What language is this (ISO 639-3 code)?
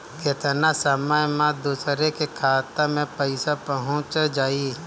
bho